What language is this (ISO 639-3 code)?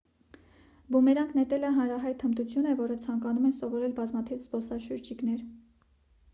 hye